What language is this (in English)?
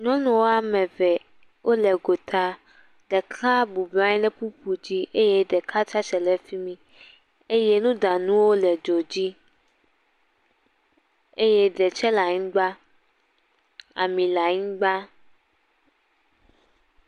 Ewe